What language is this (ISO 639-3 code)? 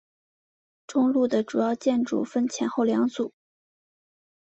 zho